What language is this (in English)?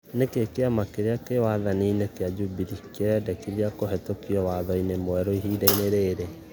Kikuyu